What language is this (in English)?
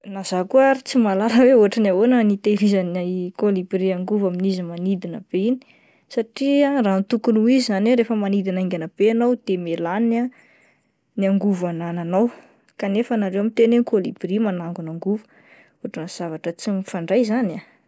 Malagasy